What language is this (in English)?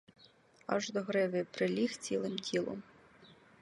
Ukrainian